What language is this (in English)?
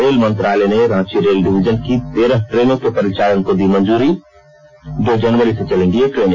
Hindi